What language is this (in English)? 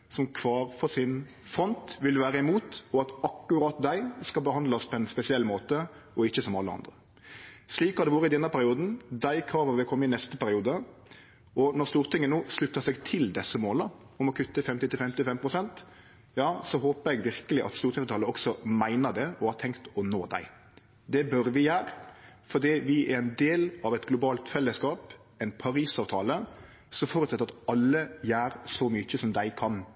Norwegian Nynorsk